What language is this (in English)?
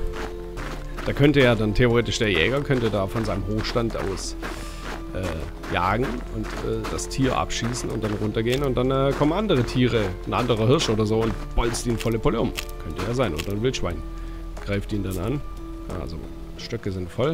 German